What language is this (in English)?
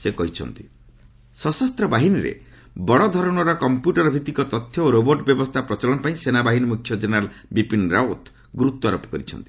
Odia